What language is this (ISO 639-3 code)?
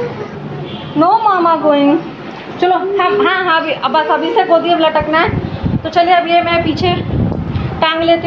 hin